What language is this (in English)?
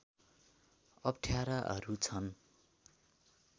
Nepali